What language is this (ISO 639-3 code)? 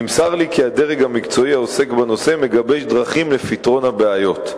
heb